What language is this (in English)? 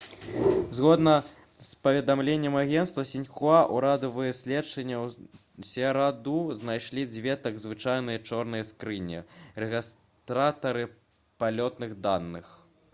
Belarusian